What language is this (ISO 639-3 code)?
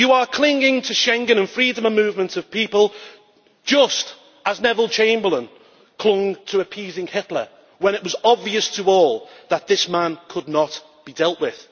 eng